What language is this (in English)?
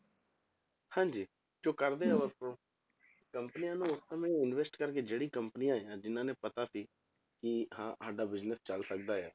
Punjabi